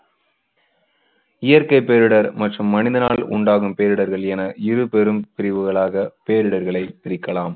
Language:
Tamil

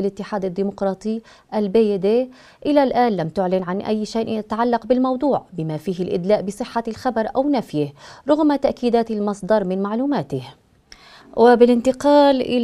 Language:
Arabic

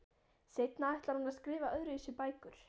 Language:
Icelandic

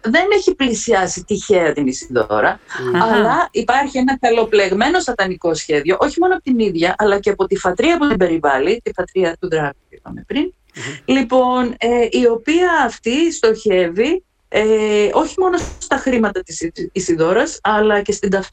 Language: Greek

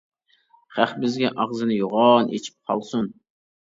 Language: Uyghur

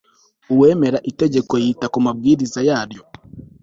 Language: Kinyarwanda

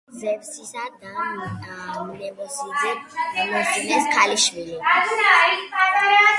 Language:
Georgian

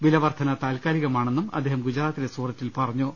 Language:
Malayalam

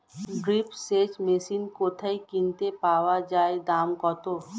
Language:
Bangla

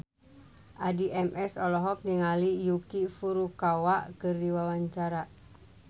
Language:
Sundanese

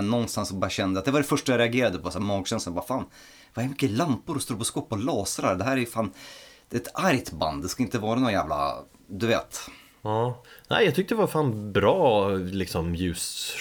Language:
Swedish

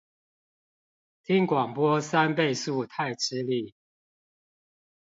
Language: Chinese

